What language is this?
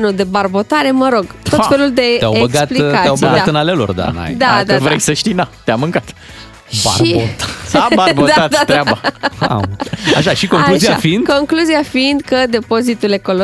Romanian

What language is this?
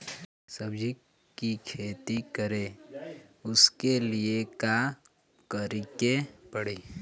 Bhojpuri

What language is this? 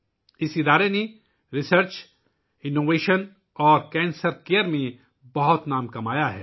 Urdu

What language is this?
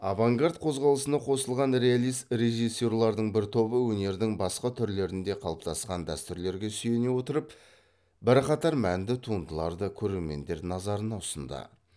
Kazakh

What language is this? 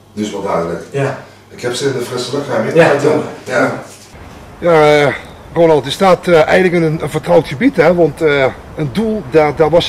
Dutch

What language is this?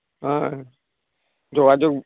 Santali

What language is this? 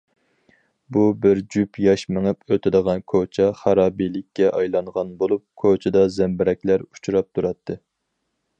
Uyghur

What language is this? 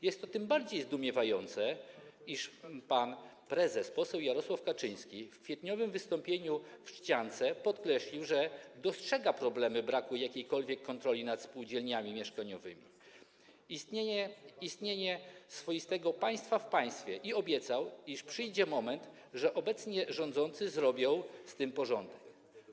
Polish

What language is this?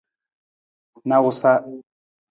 Nawdm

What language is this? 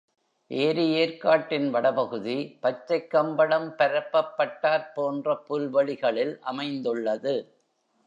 Tamil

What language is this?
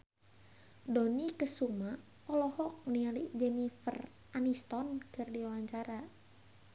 Sundanese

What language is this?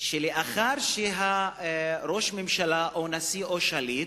Hebrew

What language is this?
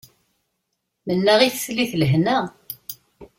Kabyle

